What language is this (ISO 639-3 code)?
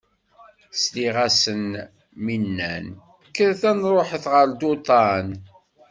kab